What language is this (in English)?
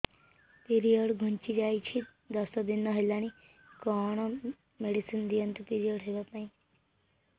Odia